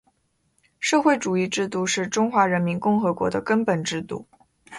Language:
Chinese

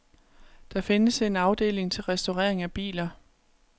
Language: Danish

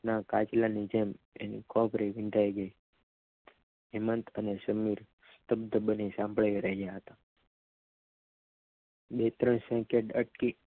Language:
Gujarati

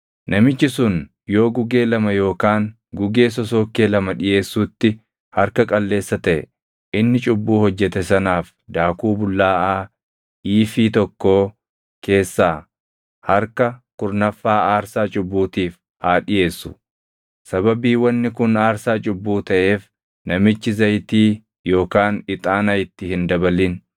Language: Oromo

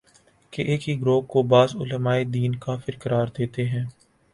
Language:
Urdu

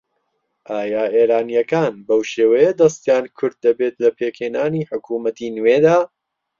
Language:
Central Kurdish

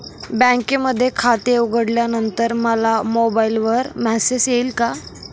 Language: Marathi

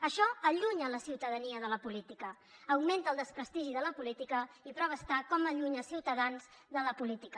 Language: Catalan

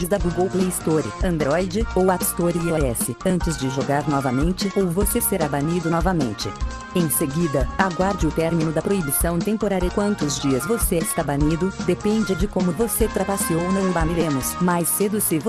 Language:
Portuguese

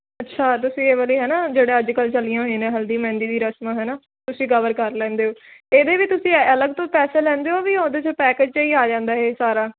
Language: Punjabi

